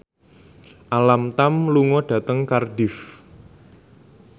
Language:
Javanese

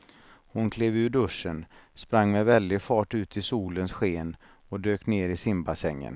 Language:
Swedish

